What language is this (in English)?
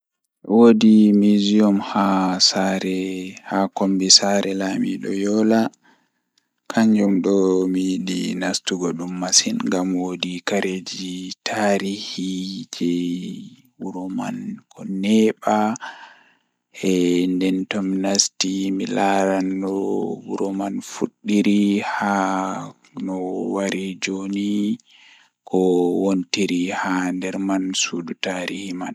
Fula